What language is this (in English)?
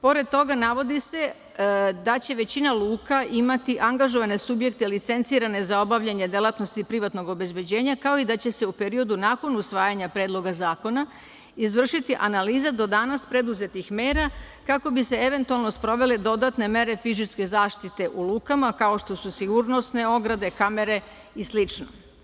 Serbian